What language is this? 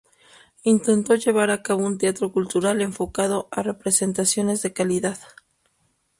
Spanish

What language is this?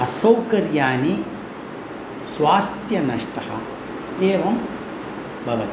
Sanskrit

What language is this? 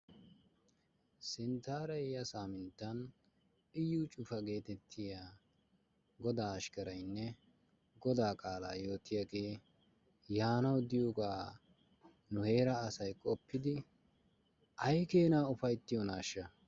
Wolaytta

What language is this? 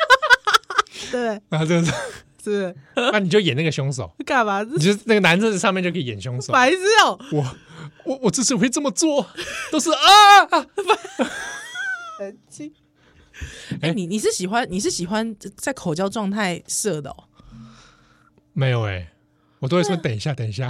Chinese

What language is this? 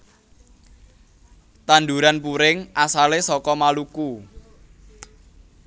Javanese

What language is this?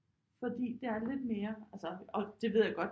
Danish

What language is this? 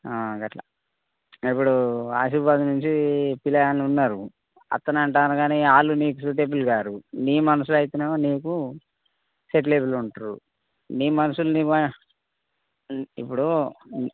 Telugu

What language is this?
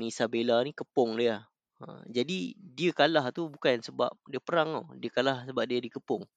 Malay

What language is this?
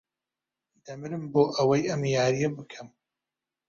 Central Kurdish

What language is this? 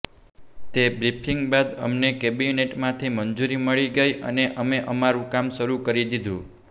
Gujarati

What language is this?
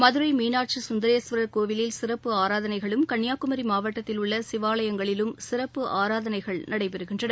Tamil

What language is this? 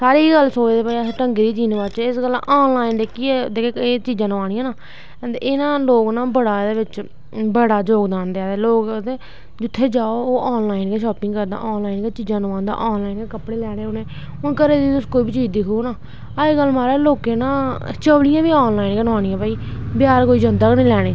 Dogri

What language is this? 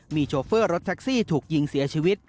Thai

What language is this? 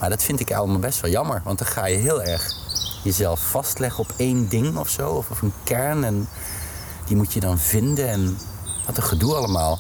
Dutch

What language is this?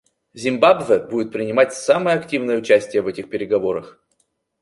Russian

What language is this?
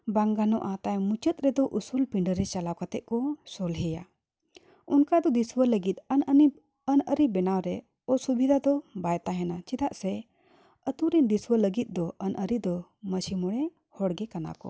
Santali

